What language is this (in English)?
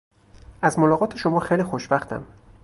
Persian